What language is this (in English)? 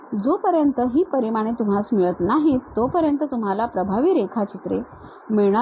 Marathi